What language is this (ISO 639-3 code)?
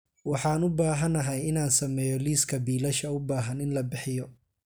som